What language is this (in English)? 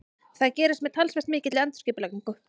Icelandic